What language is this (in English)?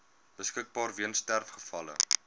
Afrikaans